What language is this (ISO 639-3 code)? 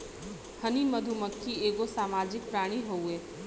bho